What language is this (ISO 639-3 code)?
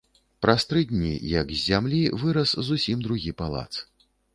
bel